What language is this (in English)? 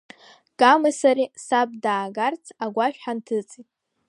Abkhazian